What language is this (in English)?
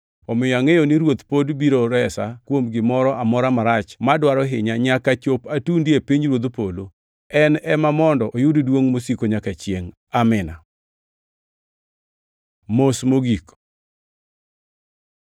Luo (Kenya and Tanzania)